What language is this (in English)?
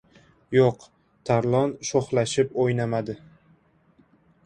Uzbek